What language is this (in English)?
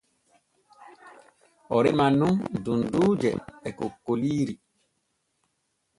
Borgu Fulfulde